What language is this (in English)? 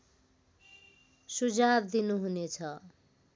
Nepali